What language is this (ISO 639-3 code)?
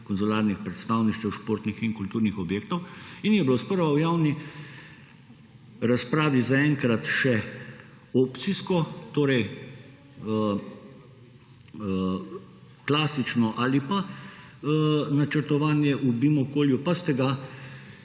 slv